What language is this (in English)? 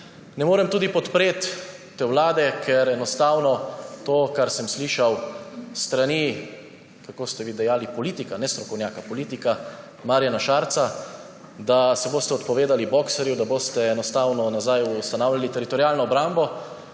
Slovenian